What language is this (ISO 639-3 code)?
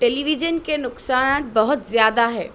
urd